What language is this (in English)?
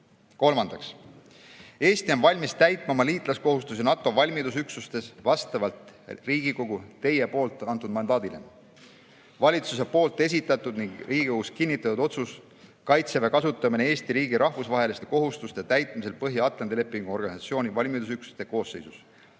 Estonian